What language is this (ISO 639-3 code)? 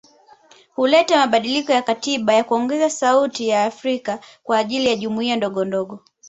swa